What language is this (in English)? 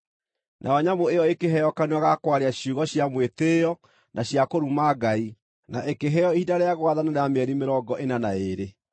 Kikuyu